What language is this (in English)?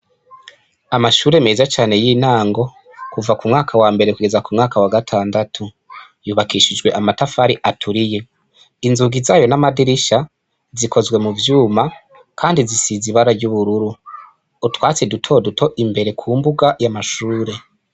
Rundi